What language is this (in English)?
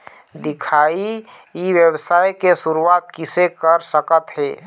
Chhattisgarhi